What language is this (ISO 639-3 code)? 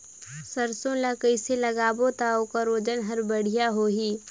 hne